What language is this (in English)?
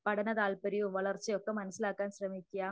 Malayalam